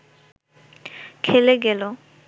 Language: Bangla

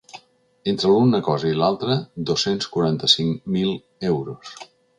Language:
Catalan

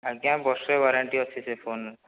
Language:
Odia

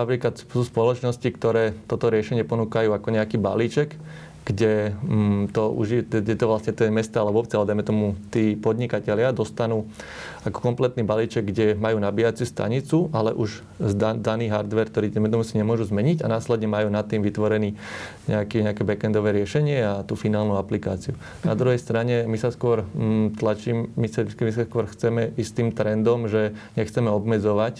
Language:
Slovak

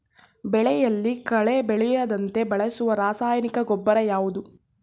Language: Kannada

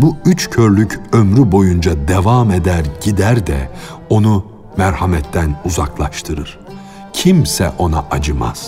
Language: Turkish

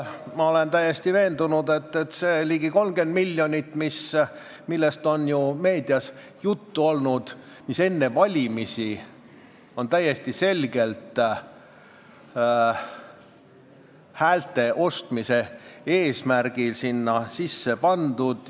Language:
Estonian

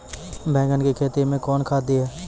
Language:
Maithili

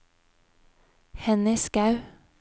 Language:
Norwegian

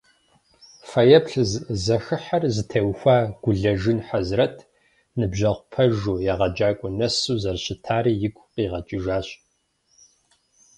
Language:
Kabardian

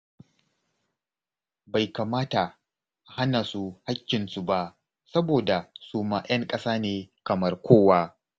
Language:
Hausa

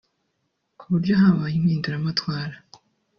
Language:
Kinyarwanda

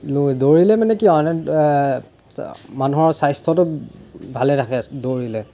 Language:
Assamese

